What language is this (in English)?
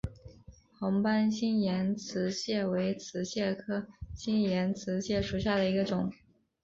Chinese